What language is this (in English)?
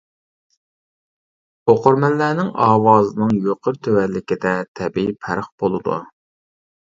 Uyghur